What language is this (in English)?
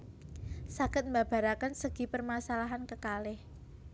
Javanese